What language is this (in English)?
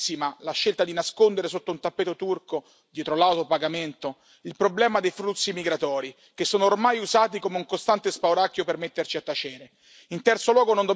Italian